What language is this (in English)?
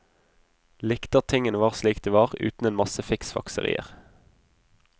Norwegian